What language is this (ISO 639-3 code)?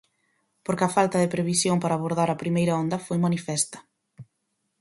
glg